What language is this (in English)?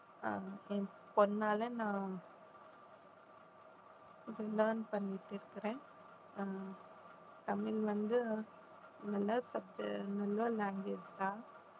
Tamil